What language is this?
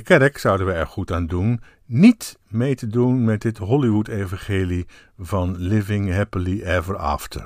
Dutch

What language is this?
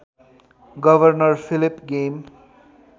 Nepali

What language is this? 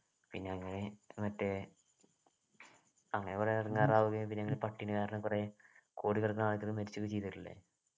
Malayalam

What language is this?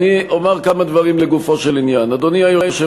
Hebrew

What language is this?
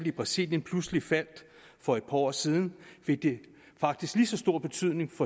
Danish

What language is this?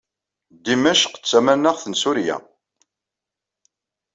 Kabyle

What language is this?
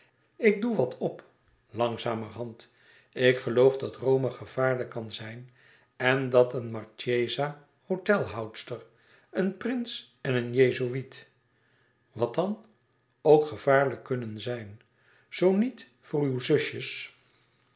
Dutch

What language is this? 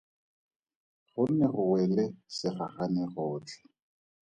Tswana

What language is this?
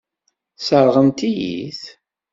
Kabyle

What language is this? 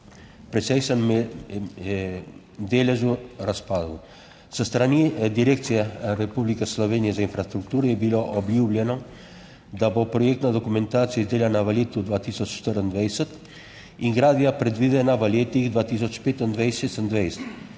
Slovenian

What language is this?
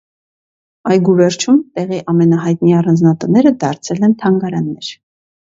Armenian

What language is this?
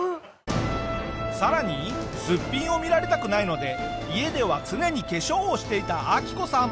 Japanese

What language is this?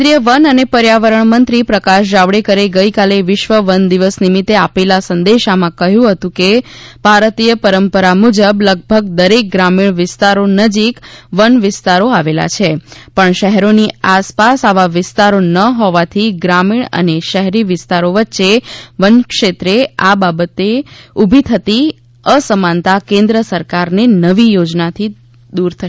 Gujarati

